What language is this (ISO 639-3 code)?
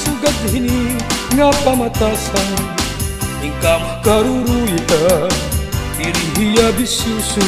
por